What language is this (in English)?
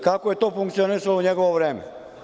Serbian